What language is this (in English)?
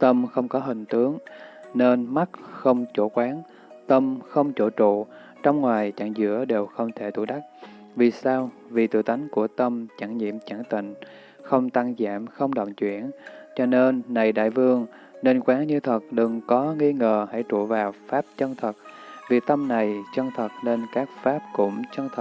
Vietnamese